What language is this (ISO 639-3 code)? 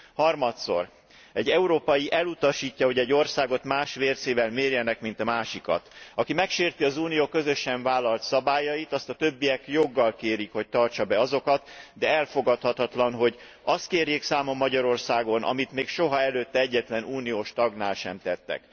hun